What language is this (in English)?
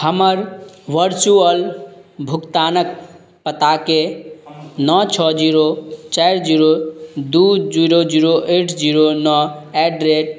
Maithili